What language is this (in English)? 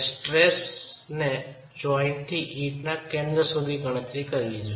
Gujarati